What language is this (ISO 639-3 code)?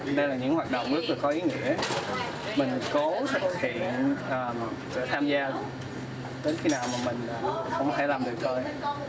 vie